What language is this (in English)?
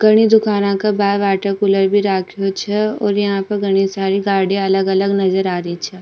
Rajasthani